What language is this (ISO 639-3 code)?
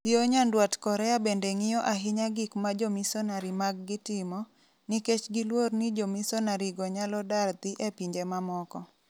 luo